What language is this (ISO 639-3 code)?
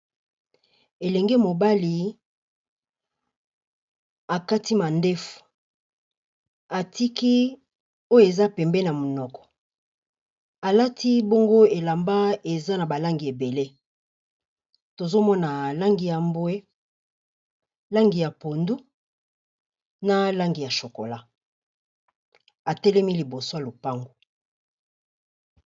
lin